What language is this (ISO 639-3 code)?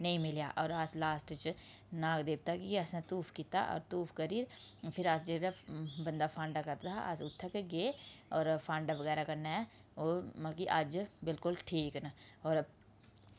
doi